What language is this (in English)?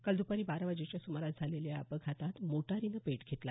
Marathi